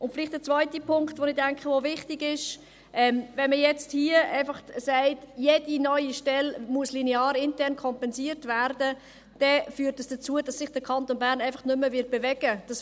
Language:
Swiss German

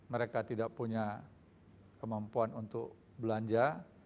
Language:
Indonesian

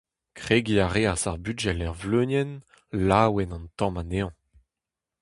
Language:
Breton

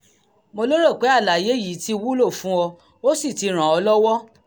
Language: Yoruba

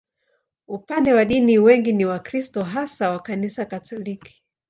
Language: Swahili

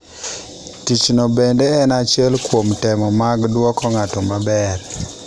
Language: Luo (Kenya and Tanzania)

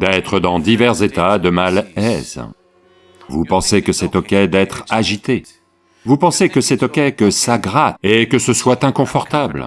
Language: French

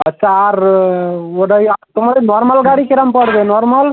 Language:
Bangla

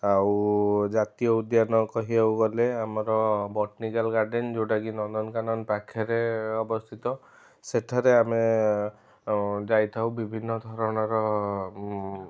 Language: Odia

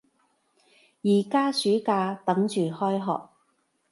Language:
Cantonese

